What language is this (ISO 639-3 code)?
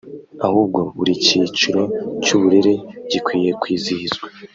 kin